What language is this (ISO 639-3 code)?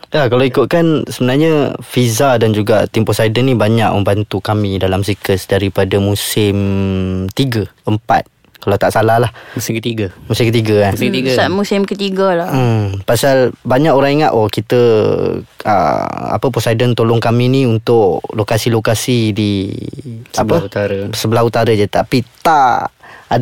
msa